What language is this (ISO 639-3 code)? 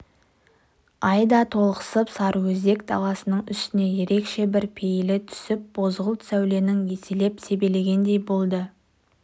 kaz